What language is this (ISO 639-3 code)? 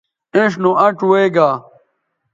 btv